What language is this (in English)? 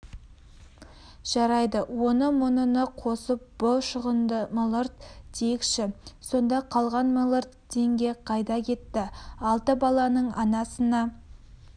Kazakh